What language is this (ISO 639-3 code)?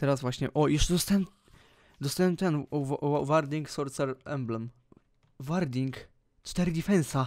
pol